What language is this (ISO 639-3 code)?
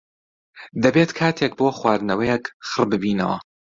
ckb